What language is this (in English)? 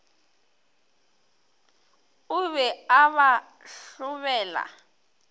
Northern Sotho